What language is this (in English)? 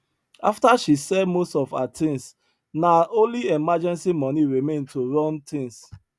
Nigerian Pidgin